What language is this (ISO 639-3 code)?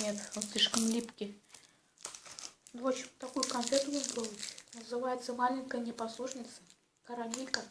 rus